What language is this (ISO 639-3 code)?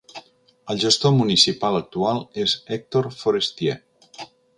cat